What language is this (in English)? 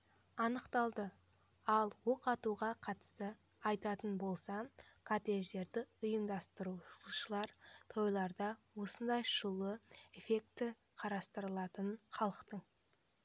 Kazakh